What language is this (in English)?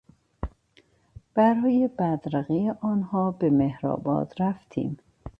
Persian